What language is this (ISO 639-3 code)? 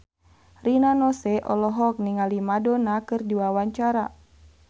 sun